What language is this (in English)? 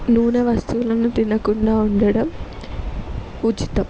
Telugu